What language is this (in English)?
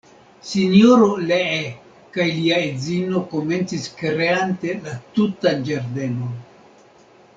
Esperanto